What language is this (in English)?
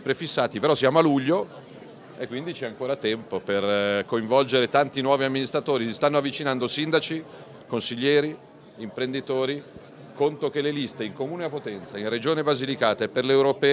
Italian